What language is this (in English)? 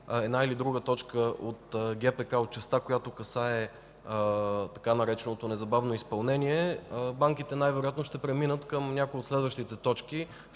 Bulgarian